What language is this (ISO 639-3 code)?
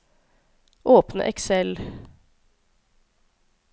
nor